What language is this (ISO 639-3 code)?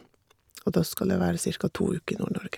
nor